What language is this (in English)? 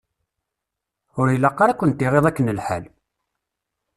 Kabyle